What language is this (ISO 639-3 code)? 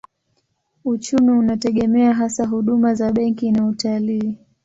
swa